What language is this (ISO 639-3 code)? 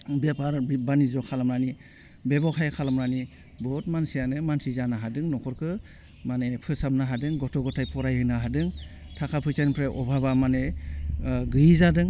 brx